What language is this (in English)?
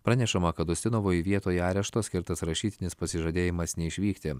Lithuanian